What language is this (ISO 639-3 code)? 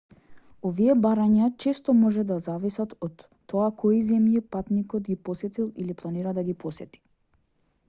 mkd